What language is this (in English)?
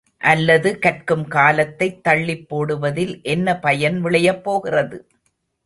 Tamil